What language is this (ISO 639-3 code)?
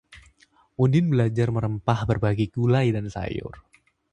ind